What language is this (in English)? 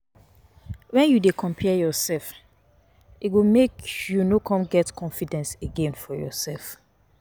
Nigerian Pidgin